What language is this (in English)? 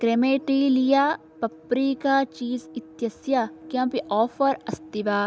Sanskrit